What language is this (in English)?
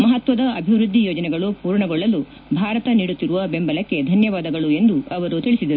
Kannada